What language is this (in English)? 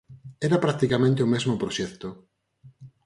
Galician